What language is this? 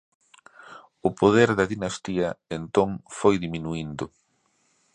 Galician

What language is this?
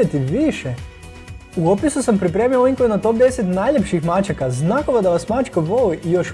Croatian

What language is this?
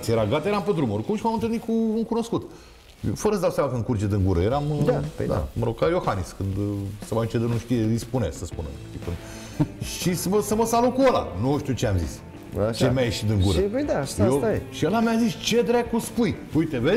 Romanian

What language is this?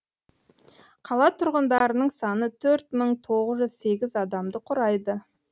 Kazakh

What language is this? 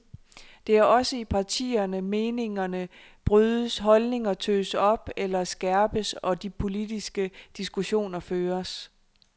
Danish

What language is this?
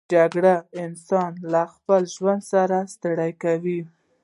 Pashto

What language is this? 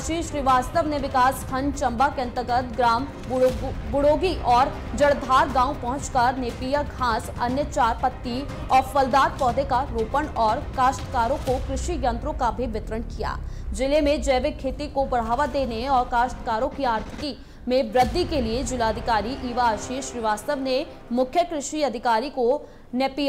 Hindi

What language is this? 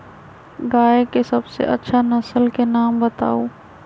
Magahi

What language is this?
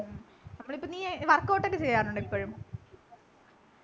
Malayalam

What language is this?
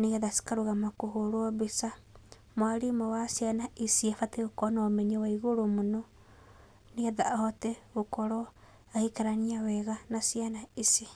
Kikuyu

